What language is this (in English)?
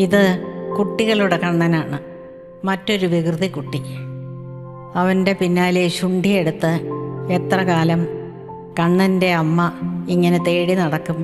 Thai